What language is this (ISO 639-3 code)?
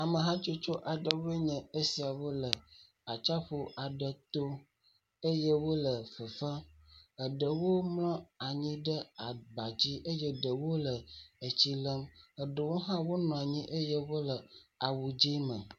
ewe